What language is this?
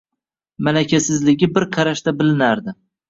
Uzbek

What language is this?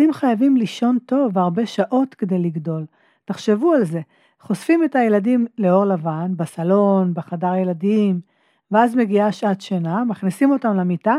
Hebrew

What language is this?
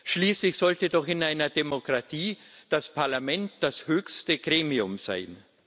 German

